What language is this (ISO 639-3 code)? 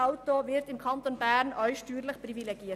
gsw